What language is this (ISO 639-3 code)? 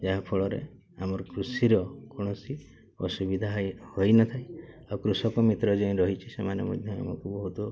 ori